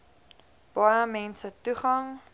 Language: Afrikaans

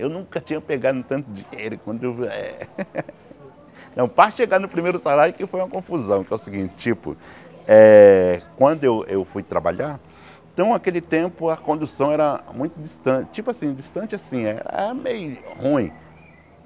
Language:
Portuguese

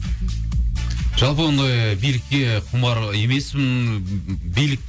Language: Kazakh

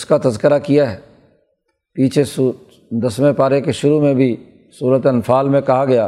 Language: Urdu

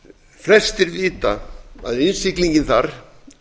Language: Icelandic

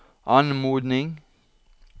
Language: Norwegian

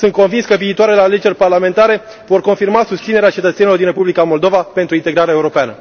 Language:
Romanian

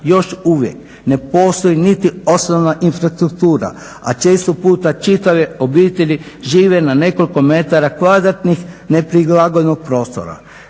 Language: Croatian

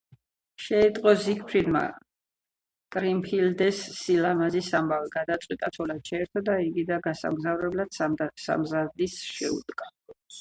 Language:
Georgian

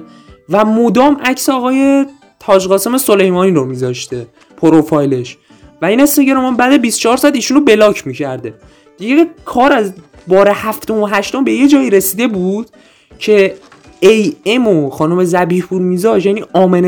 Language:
Persian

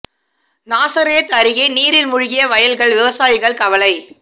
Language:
Tamil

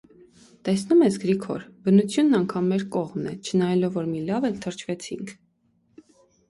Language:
Armenian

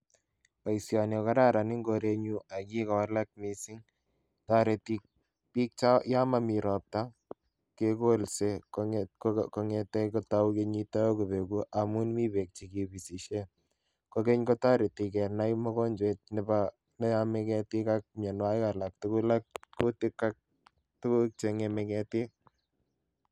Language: Kalenjin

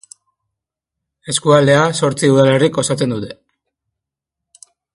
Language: Basque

